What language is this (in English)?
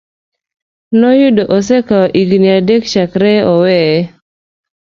Luo (Kenya and Tanzania)